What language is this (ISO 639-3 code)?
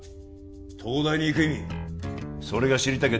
jpn